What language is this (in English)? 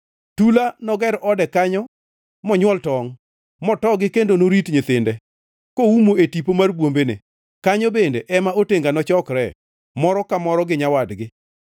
Luo (Kenya and Tanzania)